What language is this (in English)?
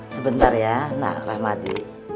Indonesian